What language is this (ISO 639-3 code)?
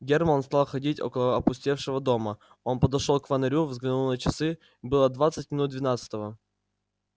rus